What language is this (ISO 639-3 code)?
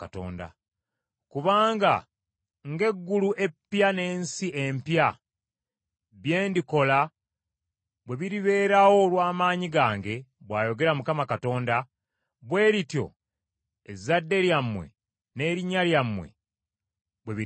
lug